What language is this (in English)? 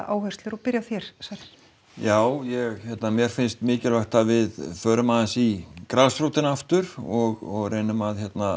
Icelandic